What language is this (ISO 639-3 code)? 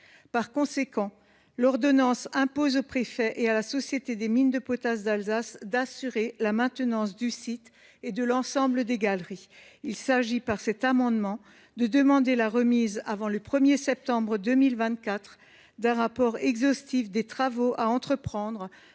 fra